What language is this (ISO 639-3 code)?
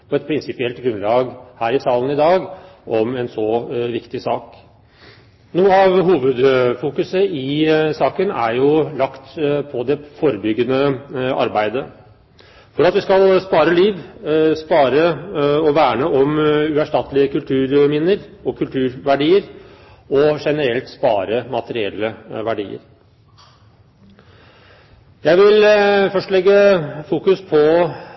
nob